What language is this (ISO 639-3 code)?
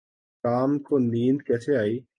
urd